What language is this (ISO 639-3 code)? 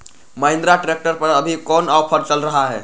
mag